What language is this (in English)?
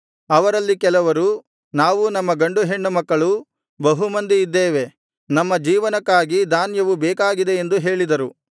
Kannada